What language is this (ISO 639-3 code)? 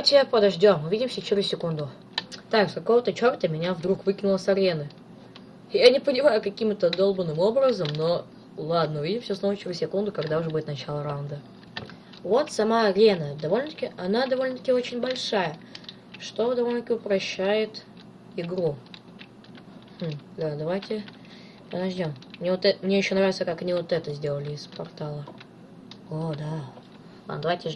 rus